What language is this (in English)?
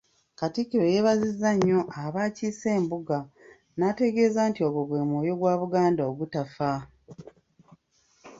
Ganda